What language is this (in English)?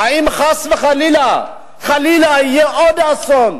Hebrew